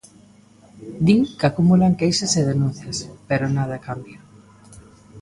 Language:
Galician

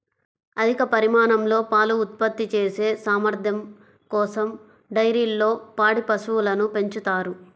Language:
Telugu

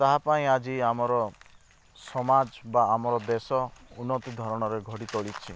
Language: Odia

